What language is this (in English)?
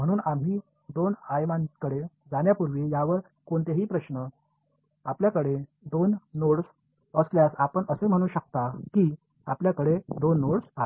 Marathi